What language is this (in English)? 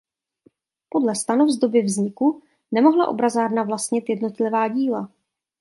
Czech